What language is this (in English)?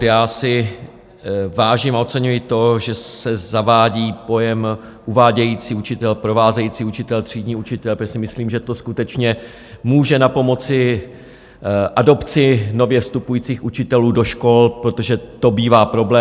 Czech